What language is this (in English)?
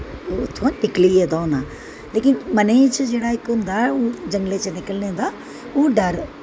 Dogri